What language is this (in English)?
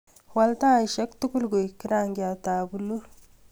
Kalenjin